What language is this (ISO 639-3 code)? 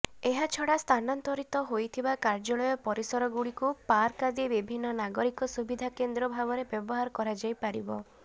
ori